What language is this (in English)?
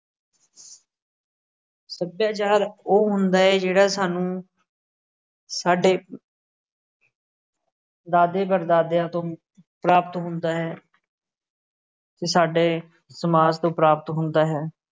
Punjabi